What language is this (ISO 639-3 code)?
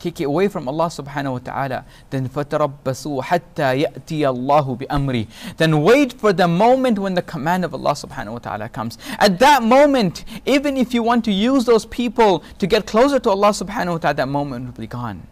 eng